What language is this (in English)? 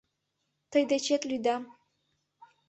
Mari